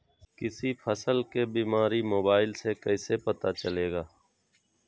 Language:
Magahi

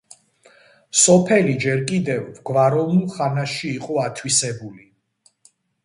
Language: Georgian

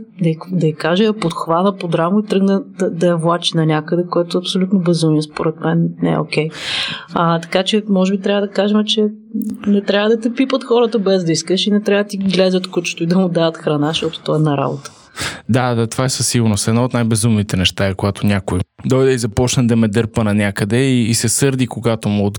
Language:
Bulgarian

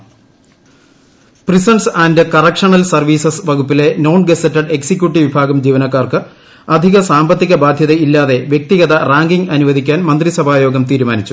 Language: Malayalam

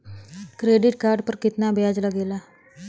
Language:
Bhojpuri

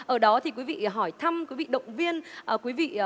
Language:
Vietnamese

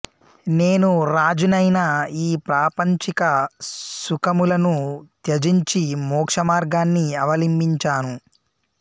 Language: Telugu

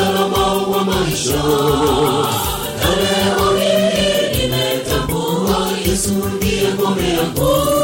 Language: Swahili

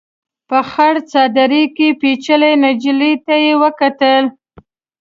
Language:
Pashto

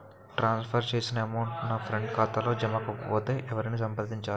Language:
Telugu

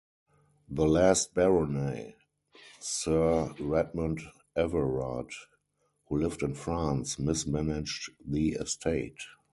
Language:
English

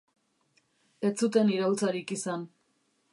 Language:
Basque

